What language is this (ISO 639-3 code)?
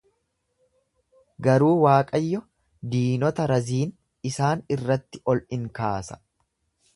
orm